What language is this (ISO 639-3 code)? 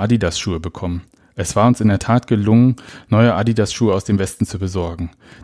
deu